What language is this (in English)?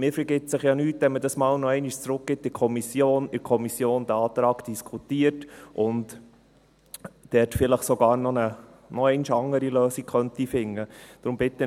Swiss German